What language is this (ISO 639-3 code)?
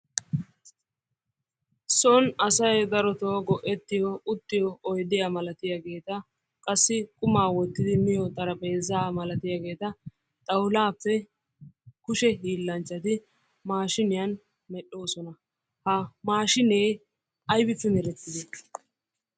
wal